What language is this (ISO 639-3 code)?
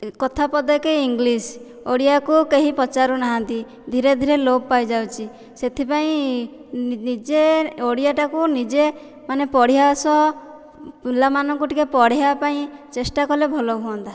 ori